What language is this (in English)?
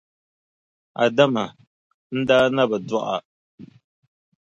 Dagbani